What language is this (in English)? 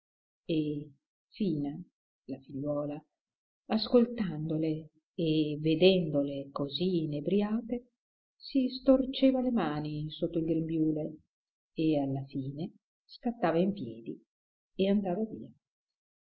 Italian